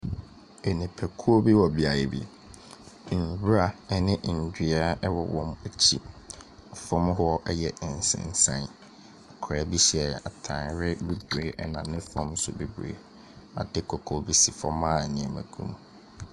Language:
Akan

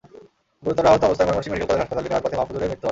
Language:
Bangla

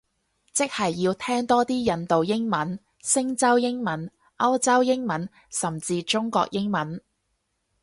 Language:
Cantonese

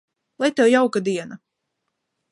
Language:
Latvian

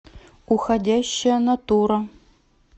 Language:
Russian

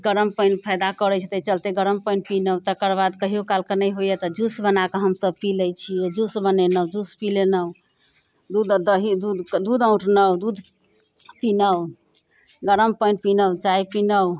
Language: Maithili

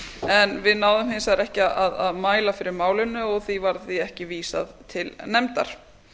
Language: Icelandic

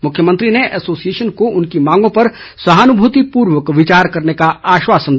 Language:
Hindi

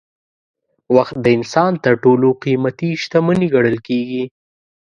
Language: Pashto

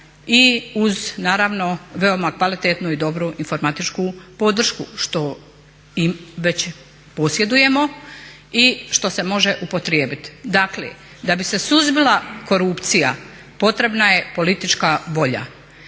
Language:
Croatian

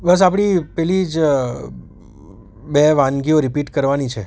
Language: Gujarati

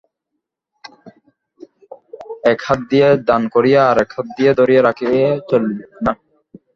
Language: Bangla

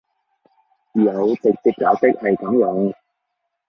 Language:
Cantonese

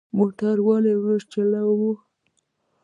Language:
Pashto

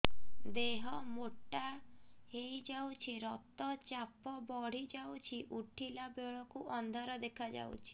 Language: Odia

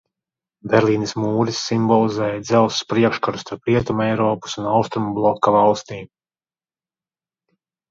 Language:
Latvian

